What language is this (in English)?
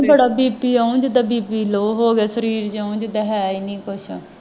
Punjabi